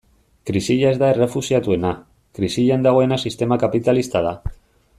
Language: Basque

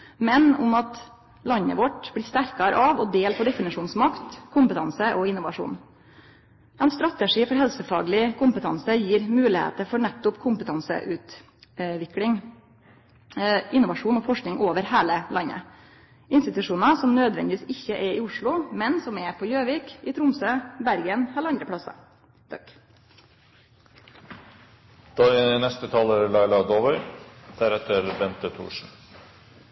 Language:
Norwegian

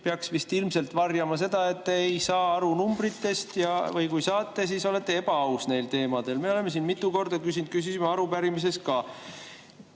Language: Estonian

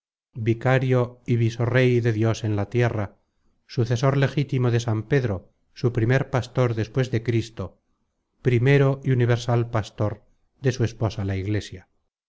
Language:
Spanish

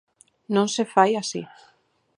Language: Galician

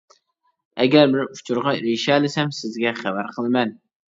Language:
Uyghur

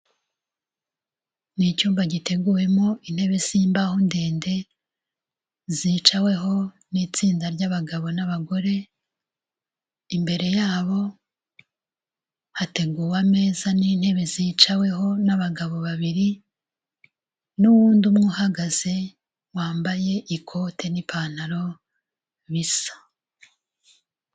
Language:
Kinyarwanda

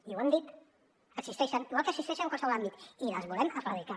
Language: Catalan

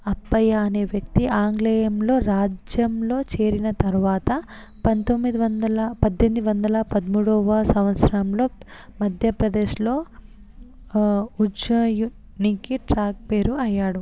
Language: Telugu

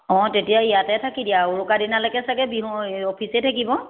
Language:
Assamese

